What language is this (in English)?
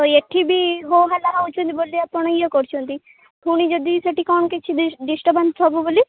Odia